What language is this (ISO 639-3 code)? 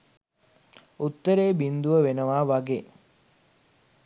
sin